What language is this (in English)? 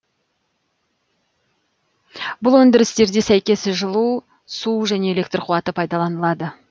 Kazakh